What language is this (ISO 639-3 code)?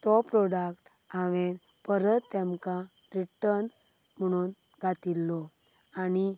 kok